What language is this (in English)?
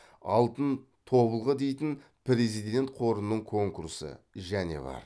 Kazakh